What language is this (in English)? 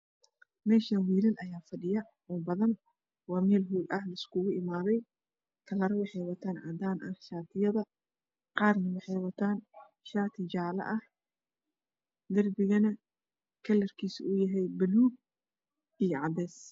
Somali